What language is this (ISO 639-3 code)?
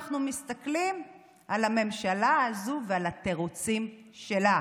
heb